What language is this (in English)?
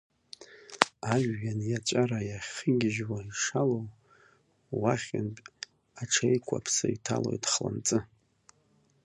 Abkhazian